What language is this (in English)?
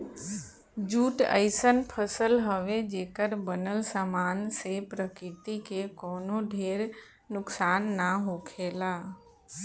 Bhojpuri